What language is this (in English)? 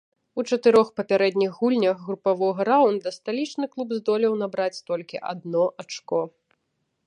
Belarusian